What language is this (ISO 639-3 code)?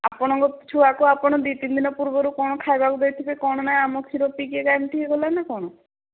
ori